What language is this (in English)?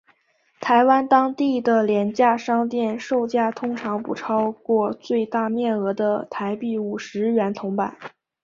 Chinese